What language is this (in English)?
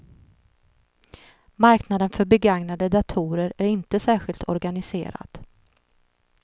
Swedish